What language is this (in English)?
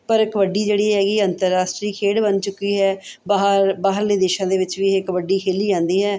Punjabi